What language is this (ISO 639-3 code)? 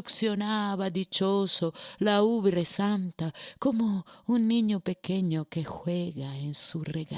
spa